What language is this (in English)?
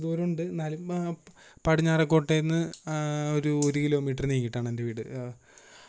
Malayalam